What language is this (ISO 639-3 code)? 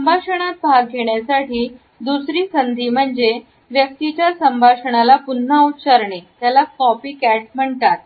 mar